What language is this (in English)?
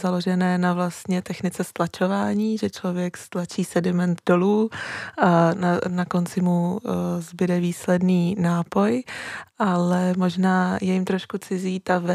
Czech